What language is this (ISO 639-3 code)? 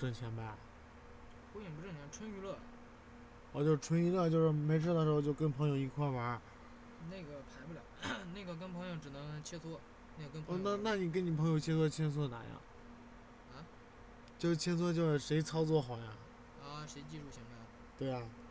zho